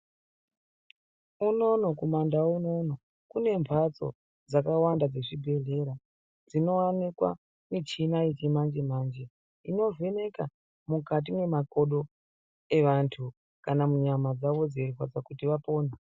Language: Ndau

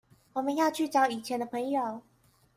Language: Chinese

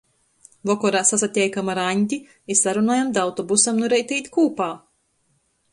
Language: Latgalian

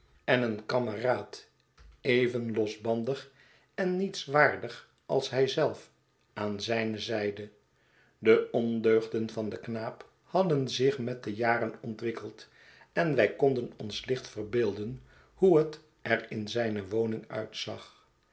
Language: Dutch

